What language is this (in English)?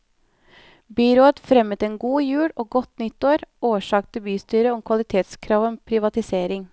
Norwegian